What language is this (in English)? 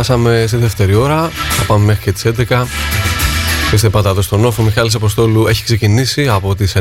Greek